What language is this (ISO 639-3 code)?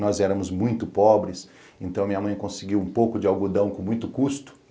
por